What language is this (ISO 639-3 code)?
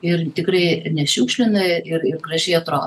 lit